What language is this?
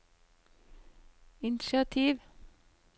Norwegian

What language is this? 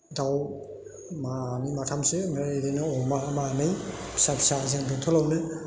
Bodo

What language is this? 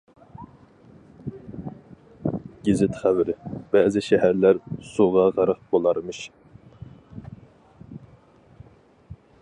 Uyghur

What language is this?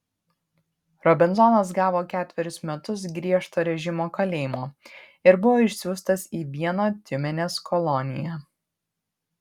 Lithuanian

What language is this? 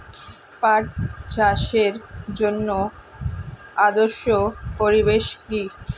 Bangla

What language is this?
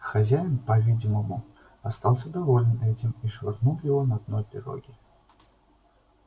Russian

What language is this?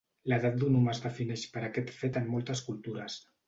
Catalan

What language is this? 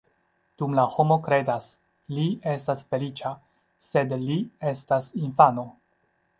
Esperanto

